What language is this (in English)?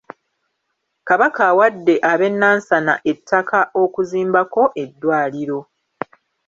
Ganda